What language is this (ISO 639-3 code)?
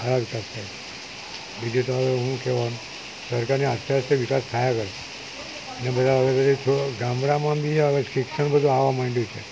guj